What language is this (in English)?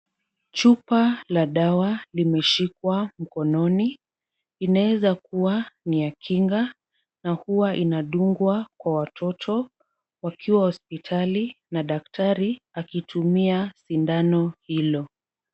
Swahili